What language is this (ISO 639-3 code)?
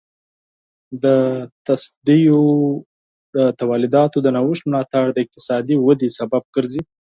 pus